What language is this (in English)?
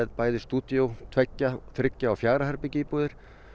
Icelandic